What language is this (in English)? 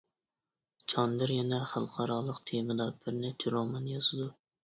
Uyghur